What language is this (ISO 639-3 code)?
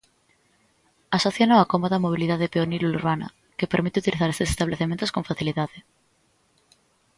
glg